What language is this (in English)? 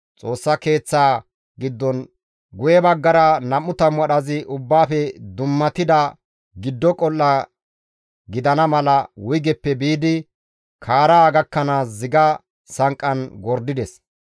Gamo